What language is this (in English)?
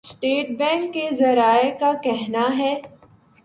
Urdu